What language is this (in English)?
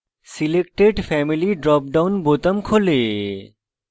Bangla